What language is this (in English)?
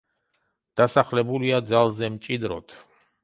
Georgian